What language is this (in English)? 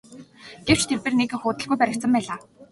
Mongolian